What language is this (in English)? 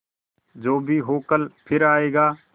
Hindi